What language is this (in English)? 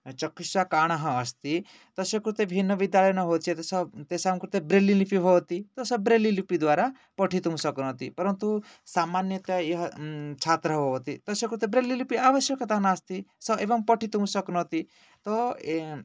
Sanskrit